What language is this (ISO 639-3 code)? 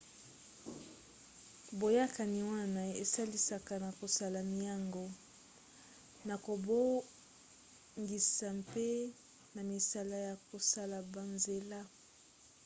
lin